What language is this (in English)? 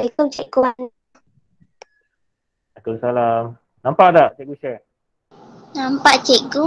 Malay